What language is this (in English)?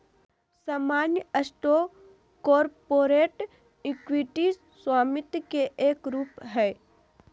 Magahi